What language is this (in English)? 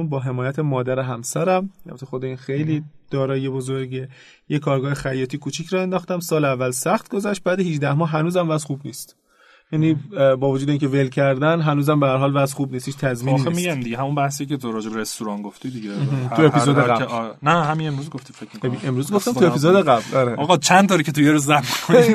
Persian